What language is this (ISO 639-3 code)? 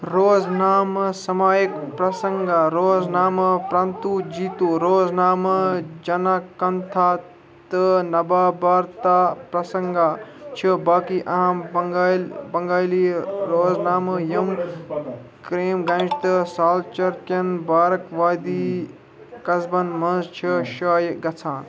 kas